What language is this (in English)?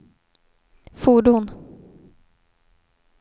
Swedish